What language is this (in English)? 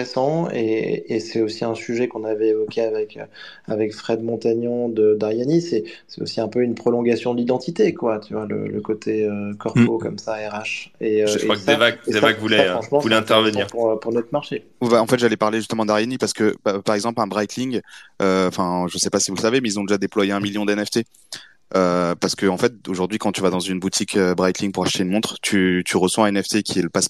French